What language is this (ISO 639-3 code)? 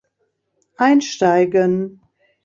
deu